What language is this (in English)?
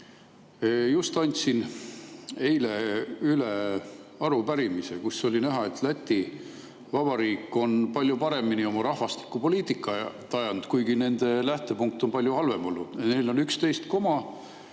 Estonian